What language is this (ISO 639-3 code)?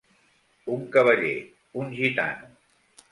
cat